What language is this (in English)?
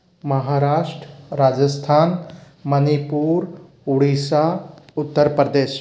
Hindi